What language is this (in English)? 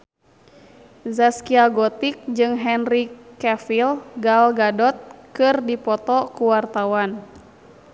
Sundanese